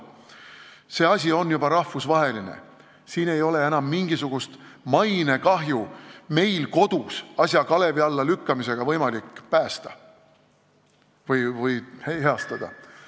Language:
Estonian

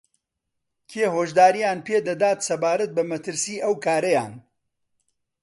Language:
Central Kurdish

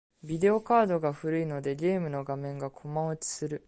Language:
Japanese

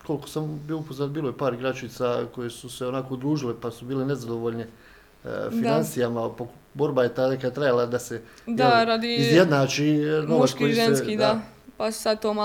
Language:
Croatian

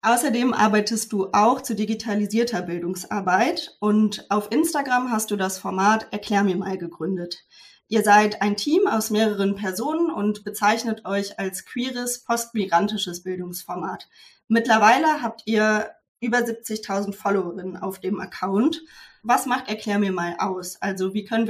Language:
German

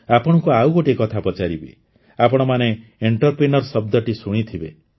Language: Odia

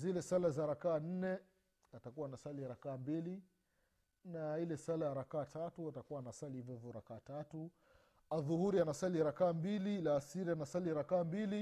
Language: Swahili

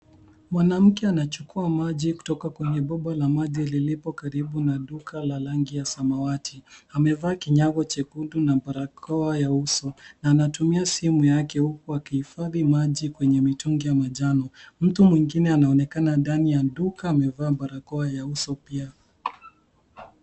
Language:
Swahili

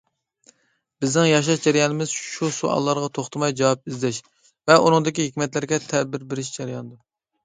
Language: Uyghur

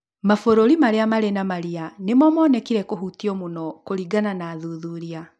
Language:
Kikuyu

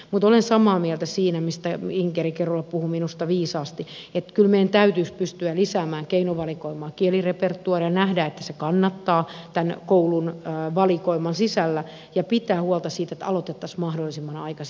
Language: Finnish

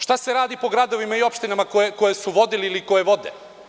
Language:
Serbian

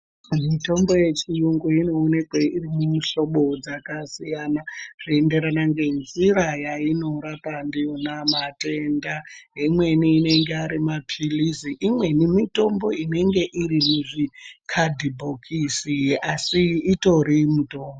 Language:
Ndau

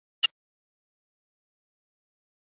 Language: Chinese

